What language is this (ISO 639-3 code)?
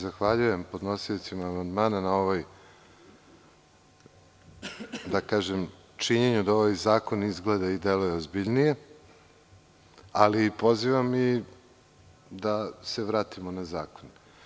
srp